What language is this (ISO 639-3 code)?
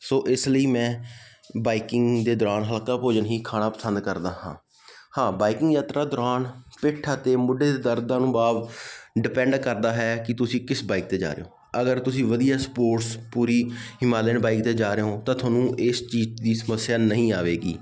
pan